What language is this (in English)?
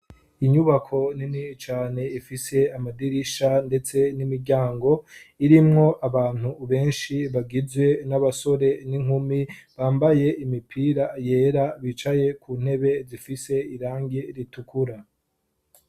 Rundi